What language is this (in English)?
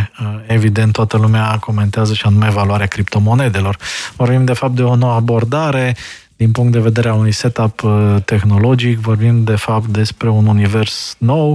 Romanian